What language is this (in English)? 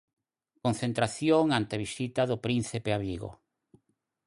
Galician